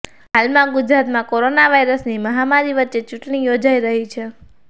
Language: Gujarati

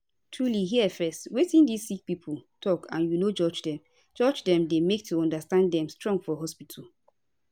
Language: Nigerian Pidgin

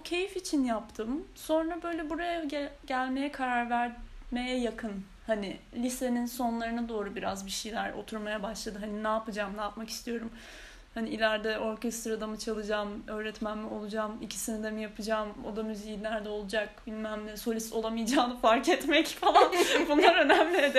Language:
Turkish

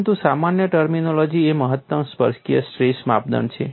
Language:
Gujarati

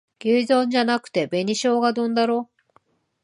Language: Japanese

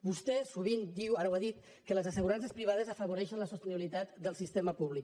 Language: Catalan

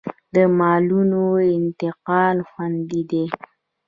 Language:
Pashto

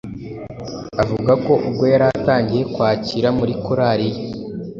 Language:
Kinyarwanda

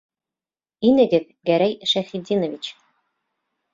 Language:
Bashkir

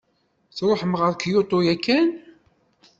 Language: Kabyle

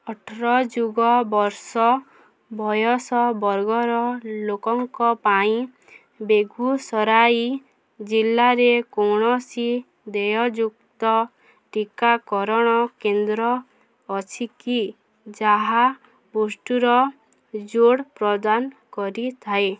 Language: Odia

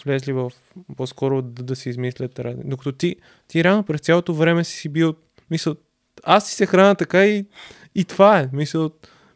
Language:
Bulgarian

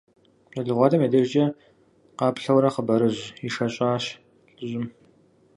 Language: Kabardian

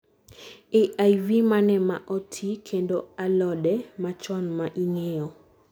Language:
Luo (Kenya and Tanzania)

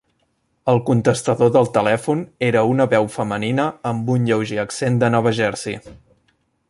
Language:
Catalan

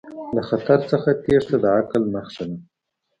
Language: Pashto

